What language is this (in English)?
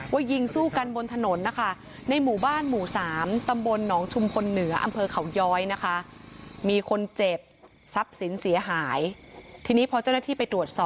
Thai